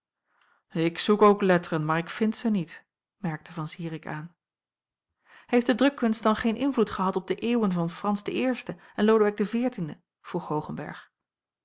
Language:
Dutch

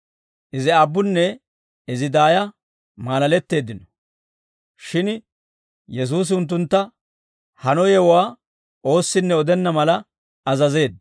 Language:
Dawro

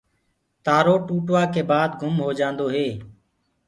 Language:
Gurgula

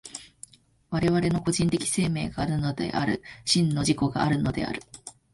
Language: Japanese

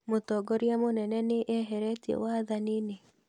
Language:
Kikuyu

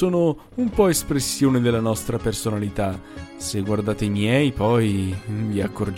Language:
Italian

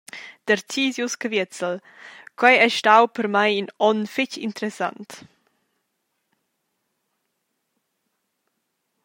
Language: Romansh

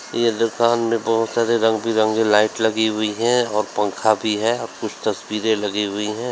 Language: Hindi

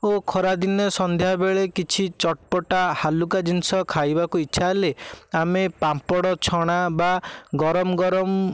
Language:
Odia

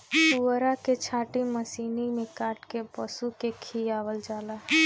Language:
Bhojpuri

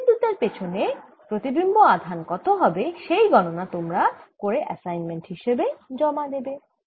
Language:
Bangla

